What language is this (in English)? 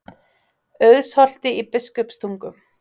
Icelandic